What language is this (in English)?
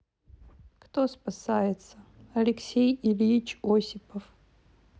Russian